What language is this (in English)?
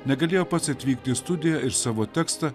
Lithuanian